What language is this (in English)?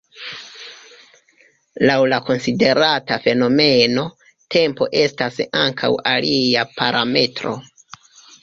Esperanto